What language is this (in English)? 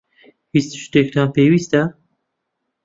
Central Kurdish